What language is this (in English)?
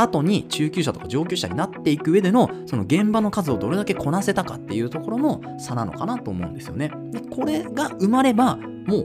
Japanese